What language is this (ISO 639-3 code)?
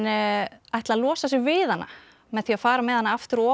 isl